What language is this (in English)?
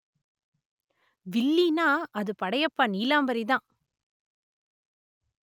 Tamil